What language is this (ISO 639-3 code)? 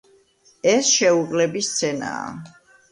kat